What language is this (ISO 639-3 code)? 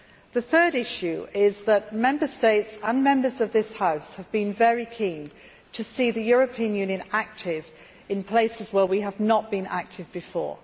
eng